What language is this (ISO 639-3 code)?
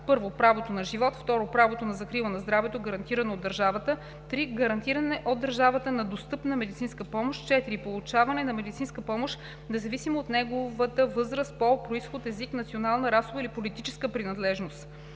bul